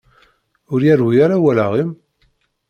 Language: Kabyle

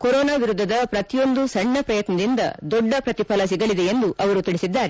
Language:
Kannada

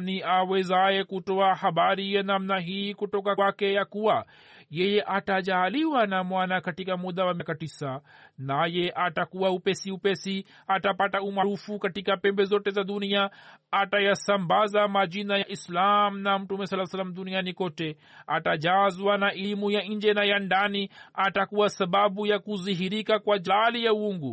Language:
Swahili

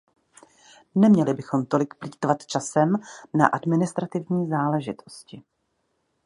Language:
Czech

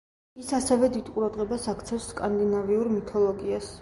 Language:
Georgian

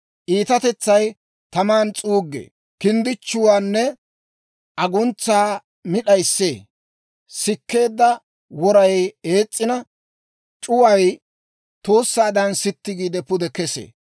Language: Dawro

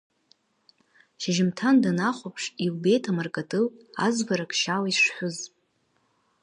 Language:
Abkhazian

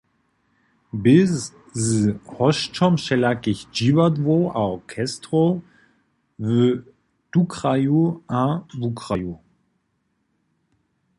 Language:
Upper Sorbian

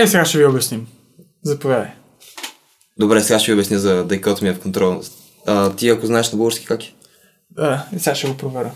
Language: Bulgarian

